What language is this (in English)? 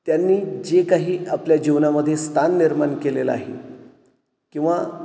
Marathi